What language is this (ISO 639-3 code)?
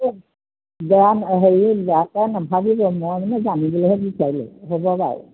asm